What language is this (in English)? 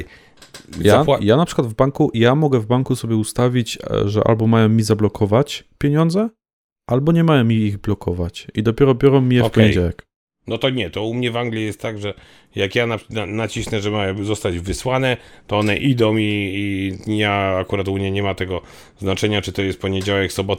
Polish